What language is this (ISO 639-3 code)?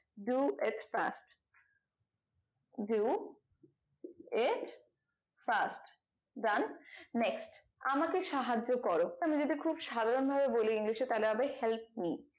ben